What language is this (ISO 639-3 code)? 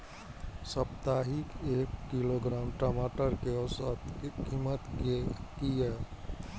mai